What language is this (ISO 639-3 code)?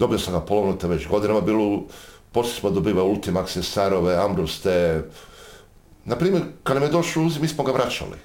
hrv